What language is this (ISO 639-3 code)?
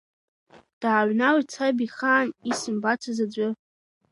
abk